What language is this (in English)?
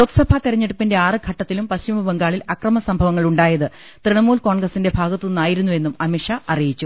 Malayalam